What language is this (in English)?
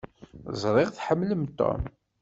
Kabyle